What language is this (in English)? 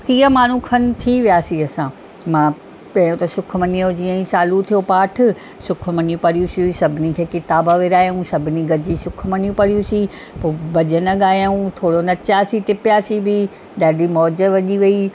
Sindhi